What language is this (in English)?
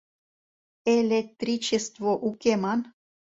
Mari